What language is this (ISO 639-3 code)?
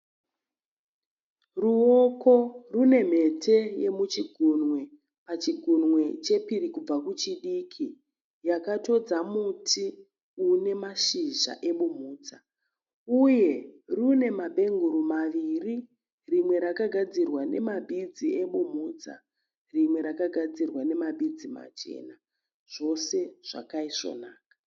sna